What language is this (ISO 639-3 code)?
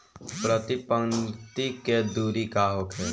bho